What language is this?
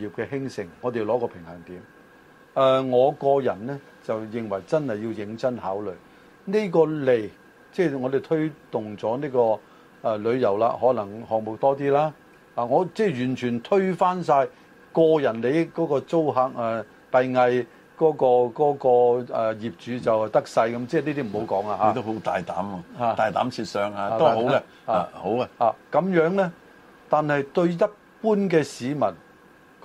Chinese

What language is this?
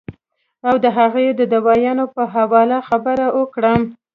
Pashto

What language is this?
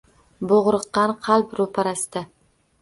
Uzbek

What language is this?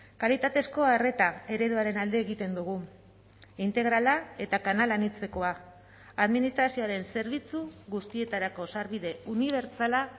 Basque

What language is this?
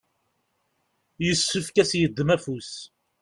Kabyle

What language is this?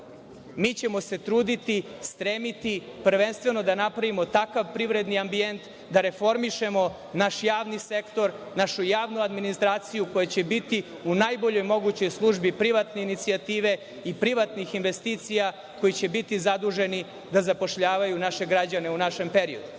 Serbian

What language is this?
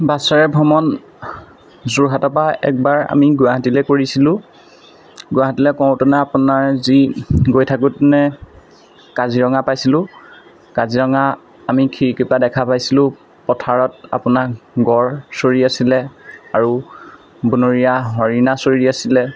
Assamese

